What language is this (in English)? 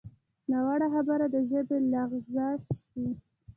Pashto